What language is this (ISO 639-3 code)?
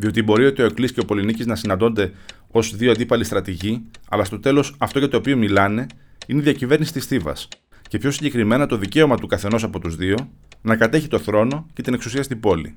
ell